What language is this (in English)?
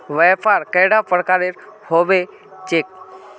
Magahi